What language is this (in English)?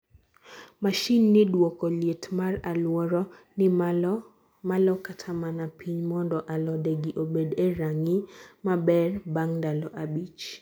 Luo (Kenya and Tanzania)